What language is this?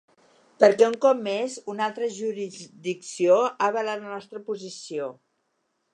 Catalan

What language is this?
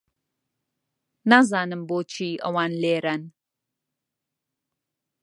Central Kurdish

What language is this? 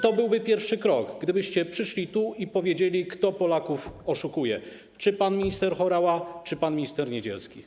Polish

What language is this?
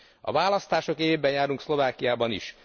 Hungarian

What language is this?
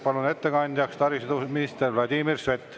Estonian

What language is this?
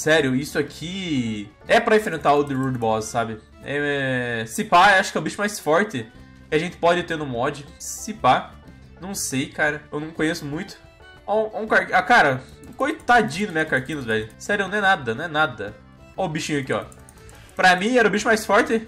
Portuguese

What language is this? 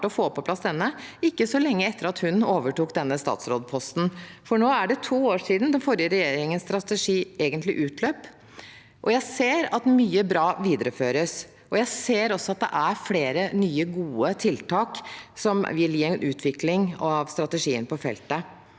Norwegian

